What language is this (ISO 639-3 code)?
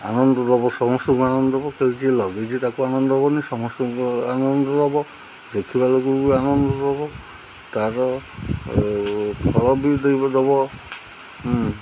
ori